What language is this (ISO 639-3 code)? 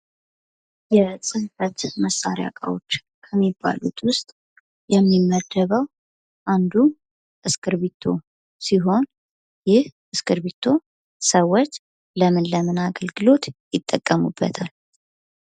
amh